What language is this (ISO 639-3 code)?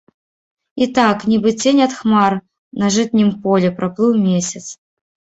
bel